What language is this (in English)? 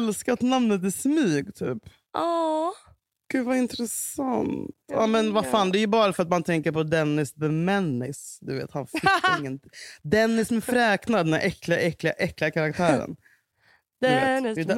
Swedish